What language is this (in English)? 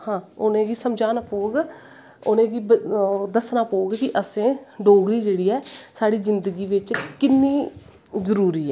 Dogri